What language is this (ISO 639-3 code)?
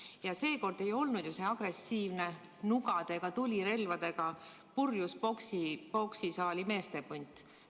est